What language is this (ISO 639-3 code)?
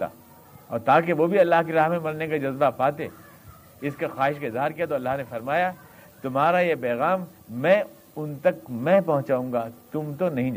urd